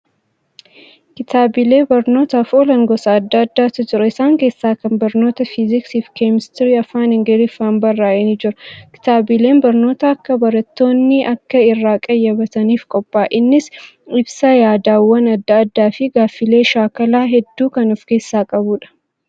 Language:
Oromo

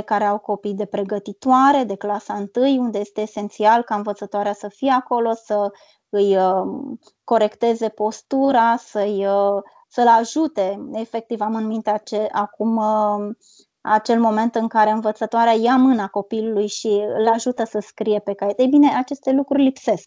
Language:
Romanian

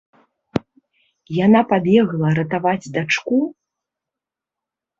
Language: Belarusian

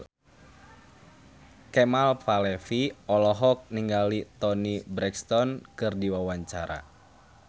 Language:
Sundanese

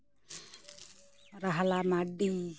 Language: Santali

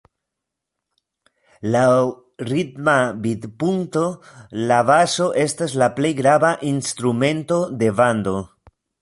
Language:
Esperanto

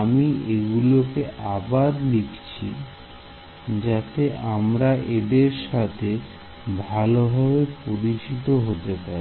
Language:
Bangla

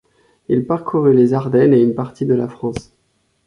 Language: French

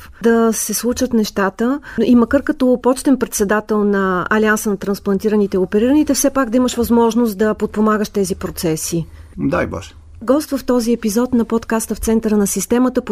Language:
Bulgarian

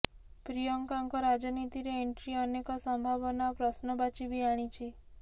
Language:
Odia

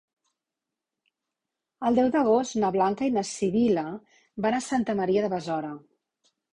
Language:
Catalan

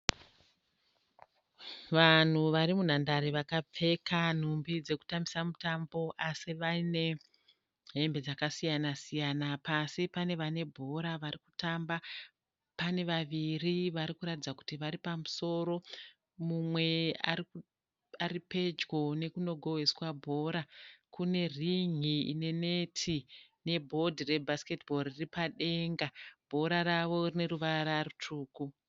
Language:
Shona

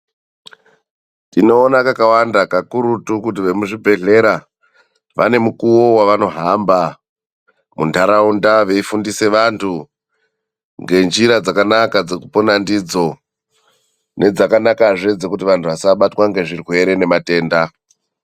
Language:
Ndau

